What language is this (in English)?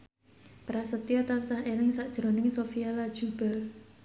Javanese